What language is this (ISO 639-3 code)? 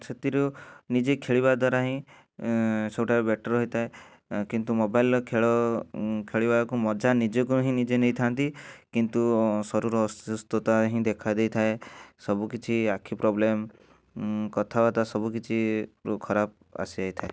ori